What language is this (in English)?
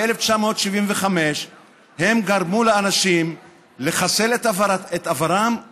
Hebrew